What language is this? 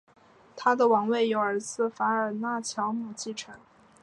Chinese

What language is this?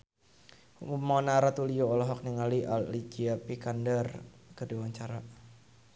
Sundanese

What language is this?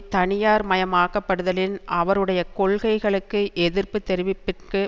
Tamil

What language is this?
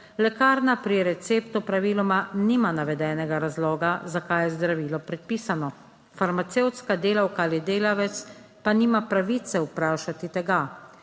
Slovenian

